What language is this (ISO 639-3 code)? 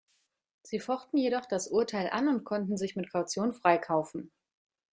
deu